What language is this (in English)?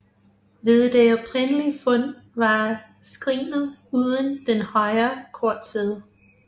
Danish